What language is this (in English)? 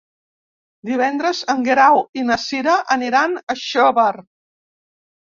Catalan